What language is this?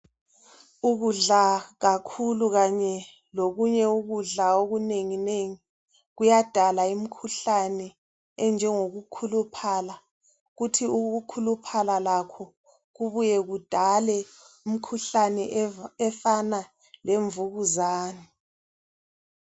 North Ndebele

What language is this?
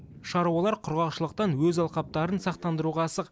Kazakh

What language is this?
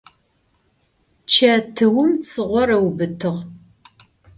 Adyghe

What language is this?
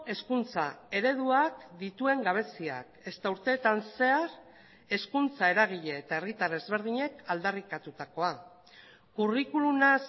Basque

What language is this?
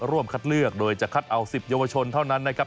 Thai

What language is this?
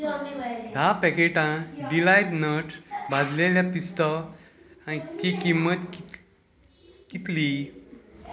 Konkani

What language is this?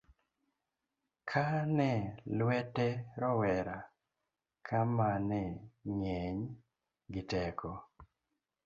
Luo (Kenya and Tanzania)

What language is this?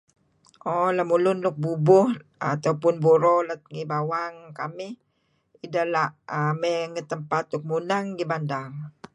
Kelabit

